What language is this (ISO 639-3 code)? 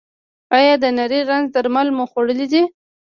pus